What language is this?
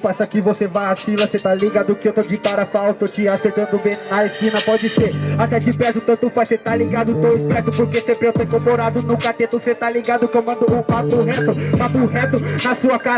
Portuguese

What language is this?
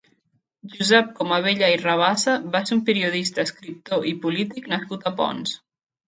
Catalan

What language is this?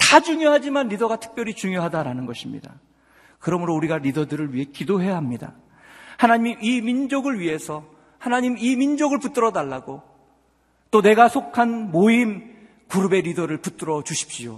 Korean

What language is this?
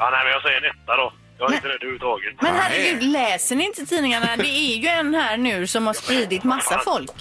Swedish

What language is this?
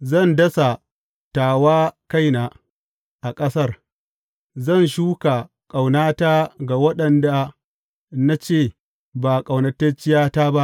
Hausa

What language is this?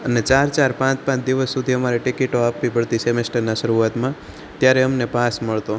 Gujarati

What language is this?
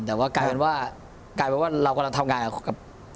Thai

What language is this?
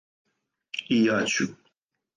Serbian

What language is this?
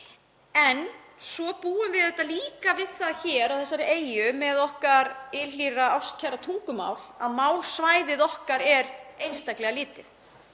Icelandic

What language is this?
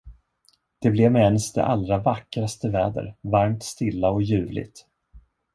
Swedish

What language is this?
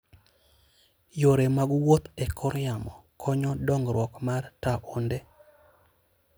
Luo (Kenya and Tanzania)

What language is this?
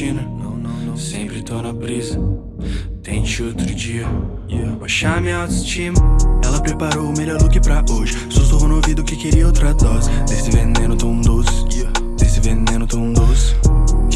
Portuguese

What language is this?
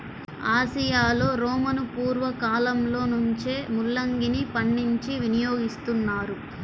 Telugu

